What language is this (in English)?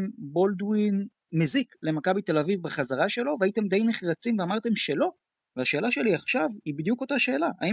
Hebrew